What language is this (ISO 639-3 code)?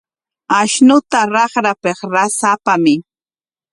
qwa